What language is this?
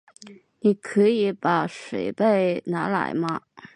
Chinese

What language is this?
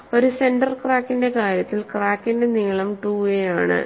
Malayalam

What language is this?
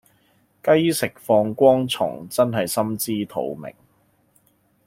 Cantonese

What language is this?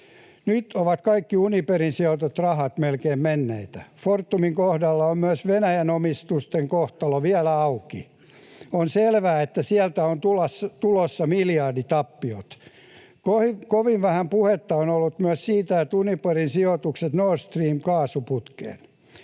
Finnish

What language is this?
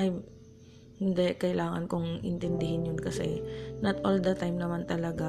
Filipino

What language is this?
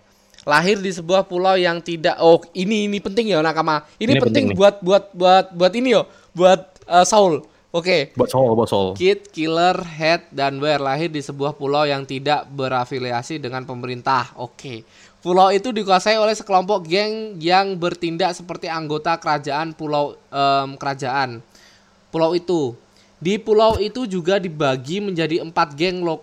Indonesian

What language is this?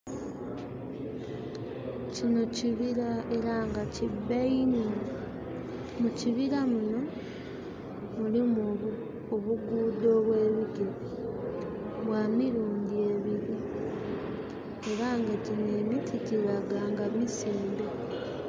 Soga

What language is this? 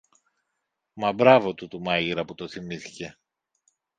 Greek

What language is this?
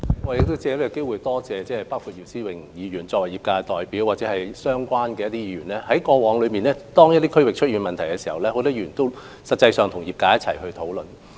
Cantonese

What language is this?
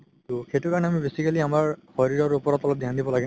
Assamese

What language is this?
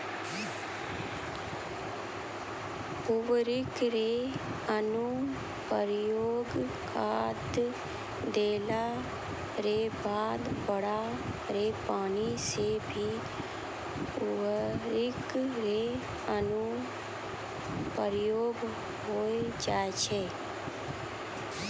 Maithili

